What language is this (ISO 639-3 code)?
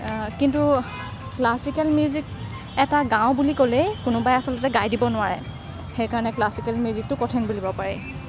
asm